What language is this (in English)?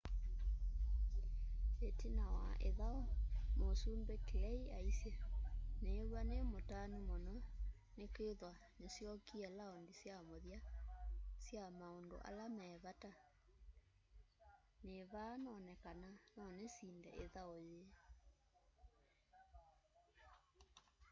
Kamba